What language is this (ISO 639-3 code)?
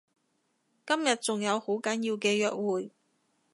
yue